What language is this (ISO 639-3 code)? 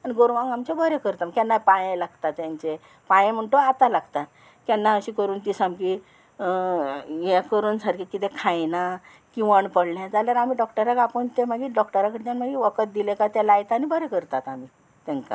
kok